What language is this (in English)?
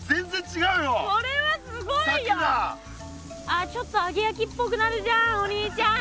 Japanese